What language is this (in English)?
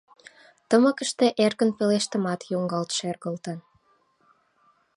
Mari